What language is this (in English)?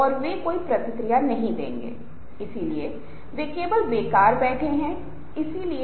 Hindi